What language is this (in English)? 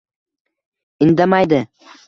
Uzbek